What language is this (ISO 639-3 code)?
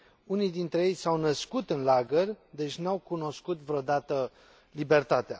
ron